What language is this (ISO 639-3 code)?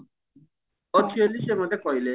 ori